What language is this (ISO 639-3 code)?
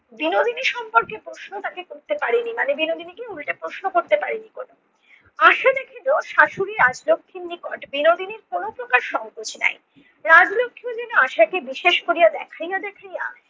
ben